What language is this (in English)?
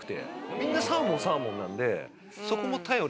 Japanese